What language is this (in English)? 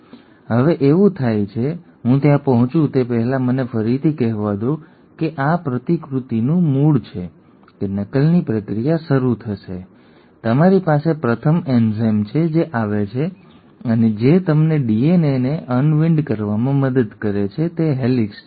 Gujarati